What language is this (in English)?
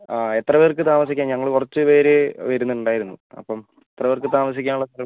Malayalam